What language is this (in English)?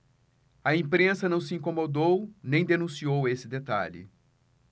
Portuguese